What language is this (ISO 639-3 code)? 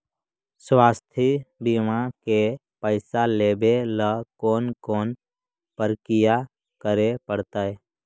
mag